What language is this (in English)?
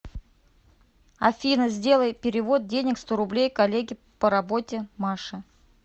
Russian